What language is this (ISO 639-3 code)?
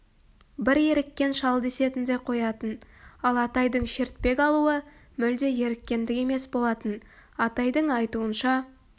kaz